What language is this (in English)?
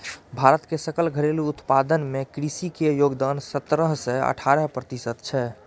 Maithili